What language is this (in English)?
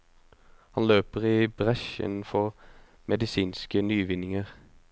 Norwegian